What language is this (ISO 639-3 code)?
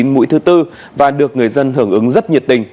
vie